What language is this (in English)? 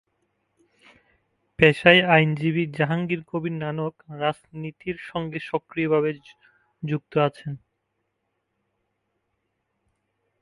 Bangla